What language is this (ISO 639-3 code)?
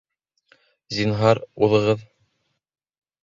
bak